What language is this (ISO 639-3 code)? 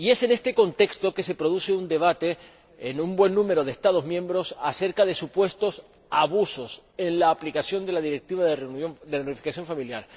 spa